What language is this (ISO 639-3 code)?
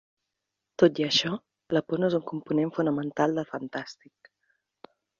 cat